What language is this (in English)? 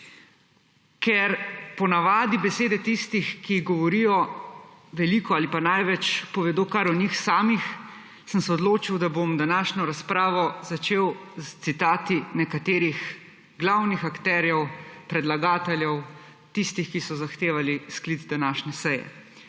Slovenian